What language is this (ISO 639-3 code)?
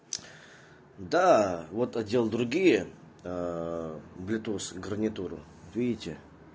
rus